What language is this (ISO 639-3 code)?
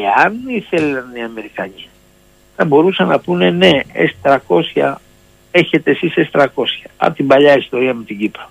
ell